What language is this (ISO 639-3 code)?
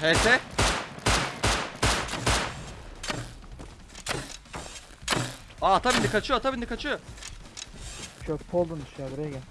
tur